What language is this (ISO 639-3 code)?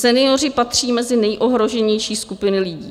ces